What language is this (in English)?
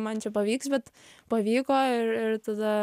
Lithuanian